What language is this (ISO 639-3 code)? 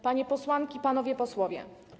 pol